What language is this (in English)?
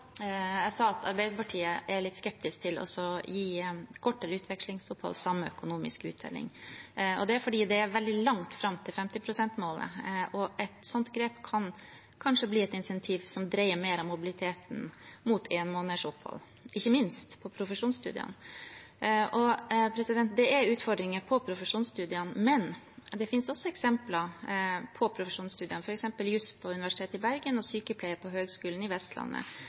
Norwegian Bokmål